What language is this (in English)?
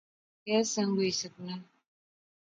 Pahari-Potwari